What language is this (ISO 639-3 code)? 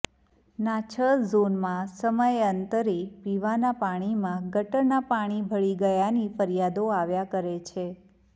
guj